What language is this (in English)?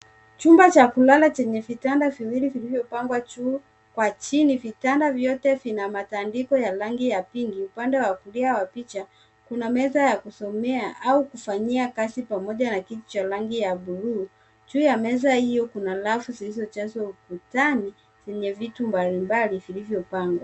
Swahili